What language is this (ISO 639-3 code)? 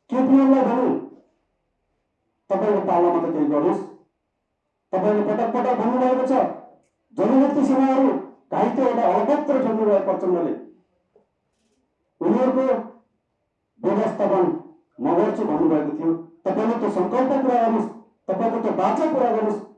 ind